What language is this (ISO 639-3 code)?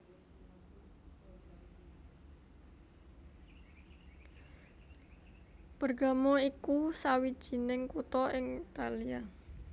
jav